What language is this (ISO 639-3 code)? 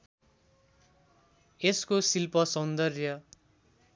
nep